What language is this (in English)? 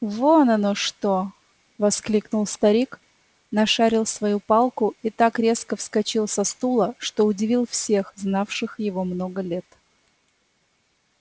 Russian